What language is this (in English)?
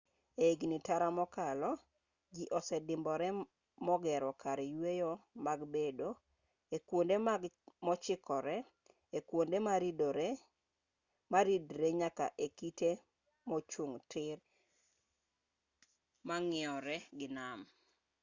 Luo (Kenya and Tanzania)